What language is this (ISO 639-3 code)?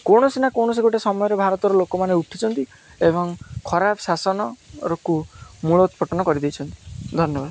ori